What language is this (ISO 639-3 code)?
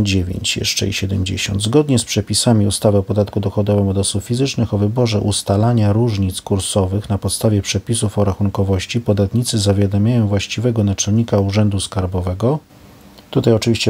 pol